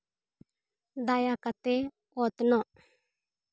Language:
Santali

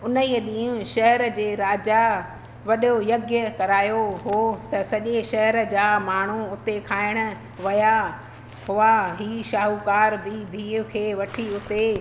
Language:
Sindhi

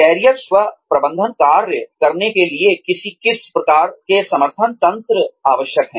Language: Hindi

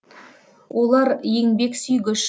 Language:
Kazakh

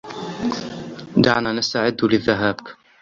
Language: Arabic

